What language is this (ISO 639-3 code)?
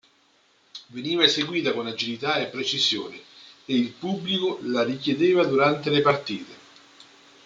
ita